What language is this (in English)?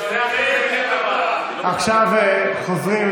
Hebrew